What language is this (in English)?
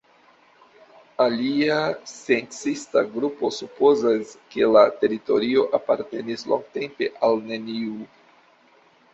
Esperanto